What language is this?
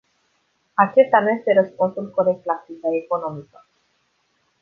Romanian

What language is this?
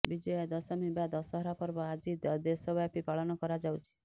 Odia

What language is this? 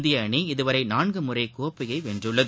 Tamil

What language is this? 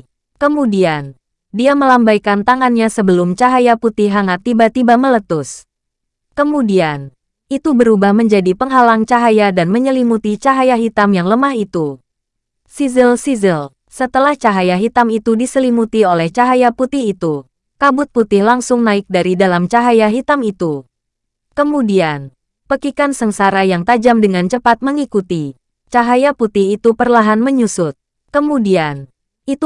Indonesian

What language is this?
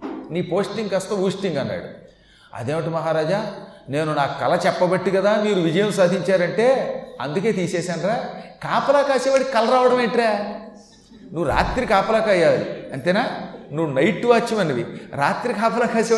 Telugu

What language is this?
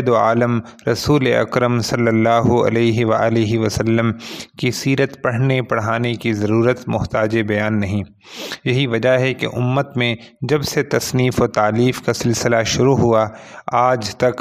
Urdu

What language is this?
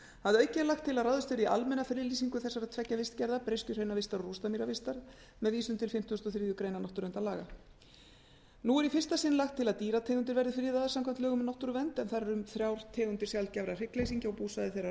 Icelandic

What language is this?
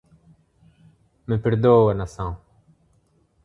Portuguese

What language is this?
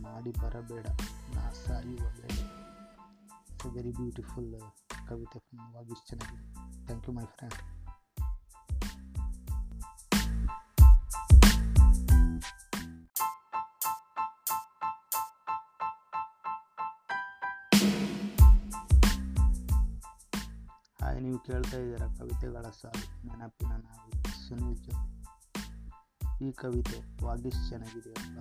Kannada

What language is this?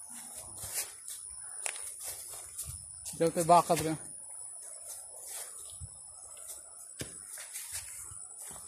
Filipino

